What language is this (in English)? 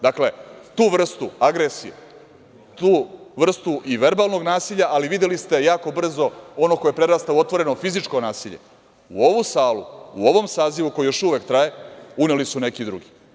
Serbian